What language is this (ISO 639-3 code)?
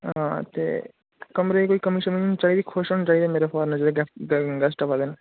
doi